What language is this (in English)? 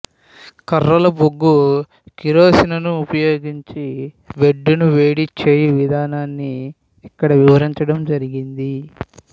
Telugu